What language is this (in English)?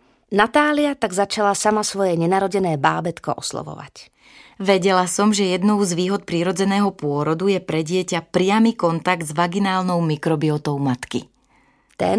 Slovak